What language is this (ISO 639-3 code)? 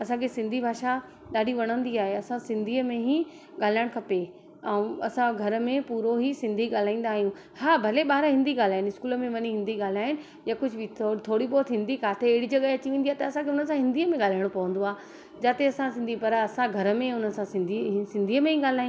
snd